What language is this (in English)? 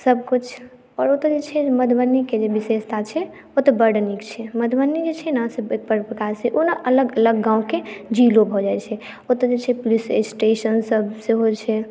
Maithili